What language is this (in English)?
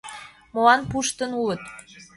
Mari